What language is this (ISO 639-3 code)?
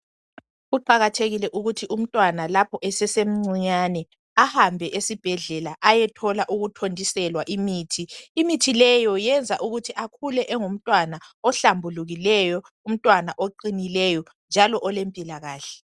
nde